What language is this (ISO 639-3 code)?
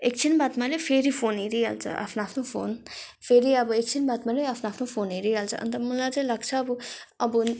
nep